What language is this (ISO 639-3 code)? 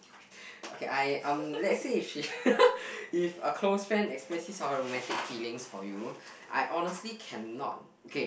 eng